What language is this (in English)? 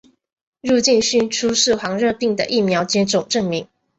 Chinese